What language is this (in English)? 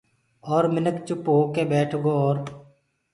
Gurgula